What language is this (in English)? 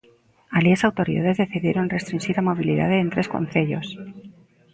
Galician